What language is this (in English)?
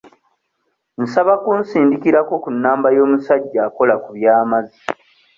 Ganda